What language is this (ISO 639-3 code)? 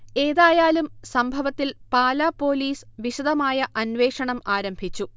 mal